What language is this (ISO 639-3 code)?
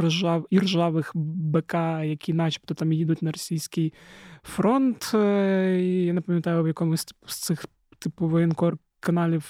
ukr